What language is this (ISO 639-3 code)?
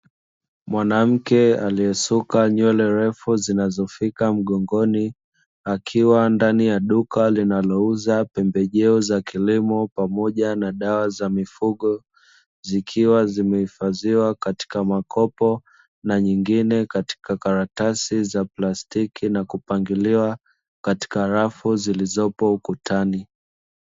swa